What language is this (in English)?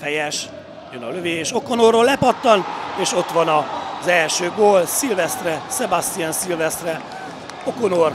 Hungarian